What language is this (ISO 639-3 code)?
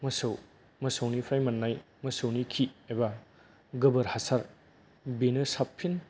brx